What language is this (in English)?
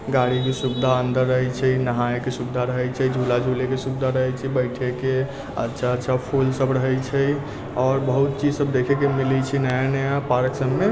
Maithili